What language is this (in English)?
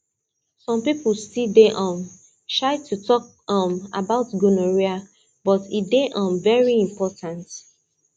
Nigerian Pidgin